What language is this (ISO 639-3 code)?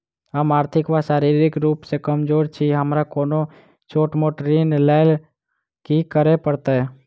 mai